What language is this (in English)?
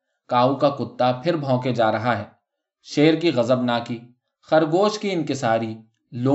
Urdu